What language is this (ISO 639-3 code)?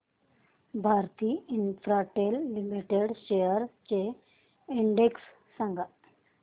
mar